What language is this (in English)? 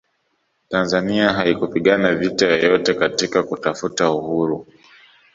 Swahili